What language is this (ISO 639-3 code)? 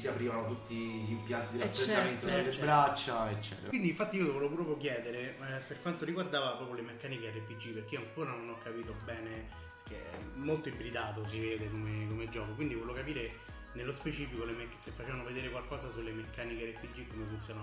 ita